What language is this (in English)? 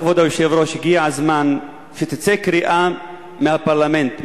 Hebrew